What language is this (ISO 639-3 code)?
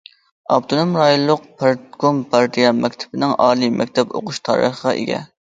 uig